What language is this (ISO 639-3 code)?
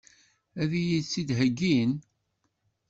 kab